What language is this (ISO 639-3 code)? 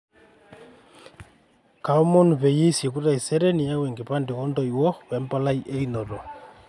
mas